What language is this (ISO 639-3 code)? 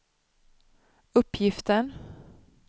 swe